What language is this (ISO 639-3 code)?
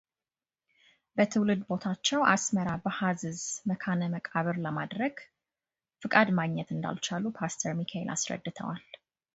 amh